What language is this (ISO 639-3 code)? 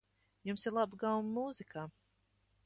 lav